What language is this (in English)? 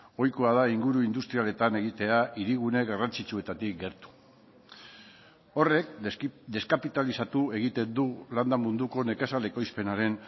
Basque